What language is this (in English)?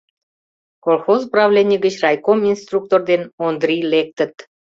Mari